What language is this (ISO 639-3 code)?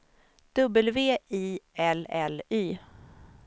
swe